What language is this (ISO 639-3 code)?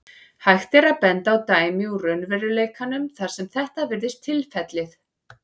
isl